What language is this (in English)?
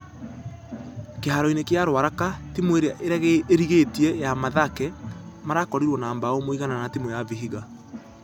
Kikuyu